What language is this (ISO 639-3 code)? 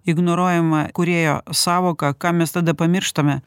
lit